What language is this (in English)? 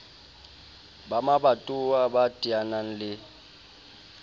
Southern Sotho